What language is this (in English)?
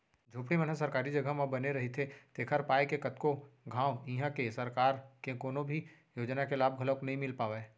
Chhattisgarhi